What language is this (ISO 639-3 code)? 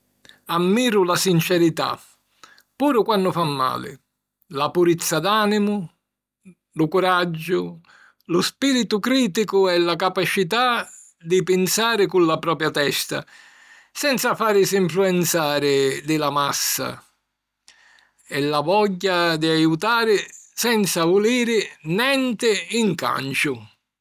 scn